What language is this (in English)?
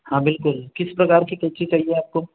Hindi